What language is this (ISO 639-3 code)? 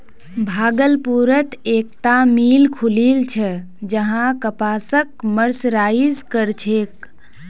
mag